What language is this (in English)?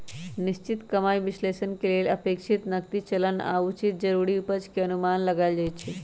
Magahi